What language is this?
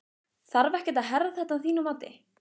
Icelandic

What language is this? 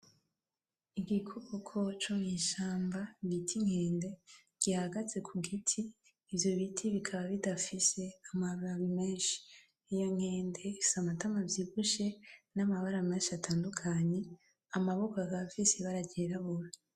Rundi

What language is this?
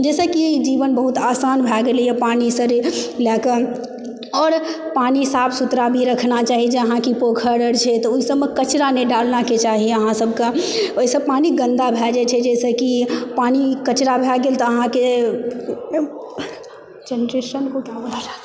Maithili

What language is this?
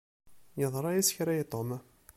Kabyle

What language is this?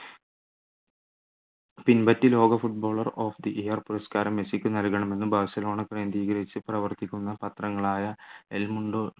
Malayalam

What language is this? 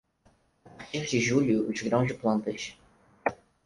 Portuguese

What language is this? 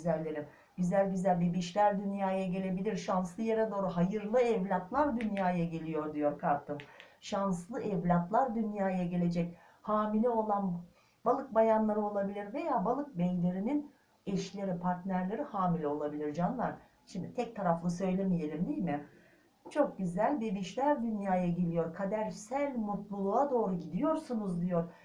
Turkish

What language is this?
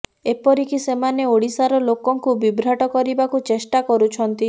Odia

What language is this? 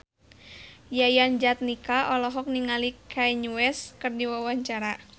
Sundanese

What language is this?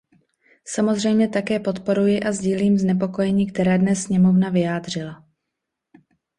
Czech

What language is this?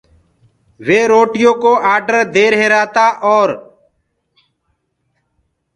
Gurgula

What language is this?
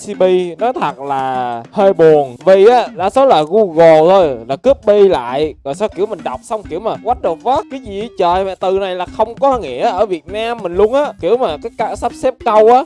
Vietnamese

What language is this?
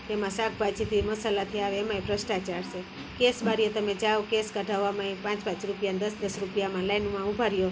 Gujarati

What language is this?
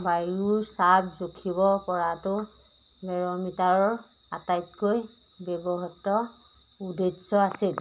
Assamese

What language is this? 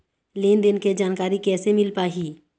Chhattisgarhi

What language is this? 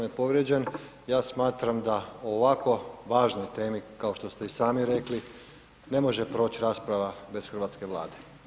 Croatian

